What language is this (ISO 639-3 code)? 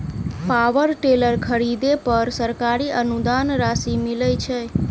mai